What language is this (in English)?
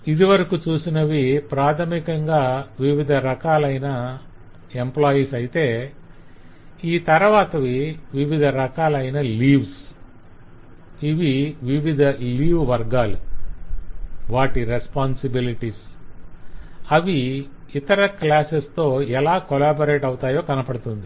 Telugu